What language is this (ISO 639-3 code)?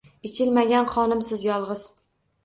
uzb